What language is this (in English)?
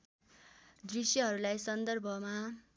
Nepali